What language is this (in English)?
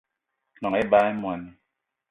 Eton (Cameroon)